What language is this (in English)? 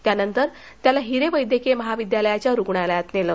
Marathi